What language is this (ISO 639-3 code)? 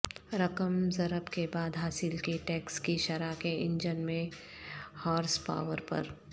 urd